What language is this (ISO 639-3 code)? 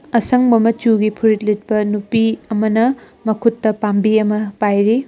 mni